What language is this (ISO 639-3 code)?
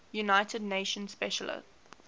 eng